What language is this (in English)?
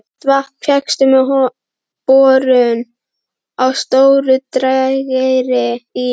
Icelandic